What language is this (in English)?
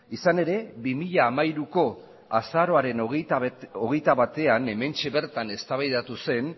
Basque